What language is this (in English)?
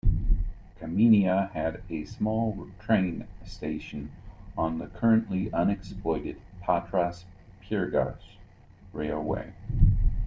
English